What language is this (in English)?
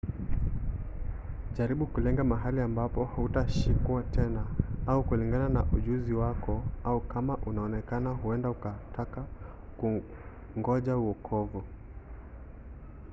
Swahili